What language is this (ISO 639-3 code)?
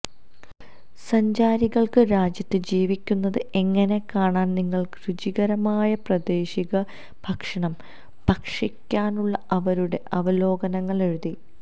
mal